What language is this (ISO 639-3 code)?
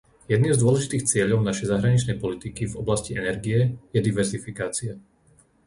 slk